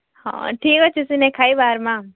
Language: Odia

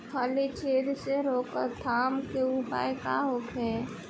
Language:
Bhojpuri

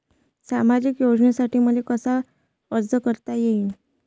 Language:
Marathi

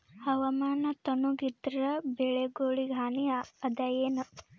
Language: Kannada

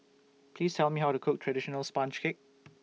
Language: English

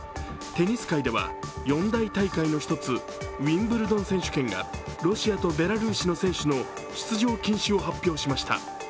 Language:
Japanese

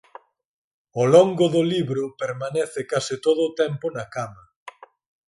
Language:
Galician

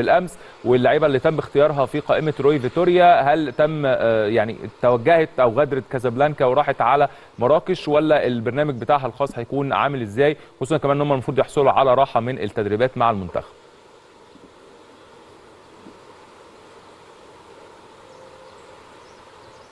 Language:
Arabic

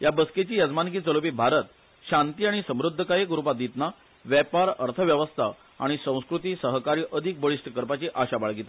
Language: Konkani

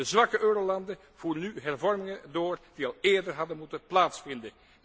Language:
Dutch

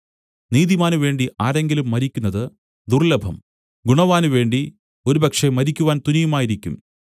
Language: Malayalam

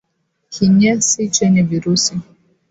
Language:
Swahili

